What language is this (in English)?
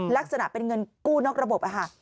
Thai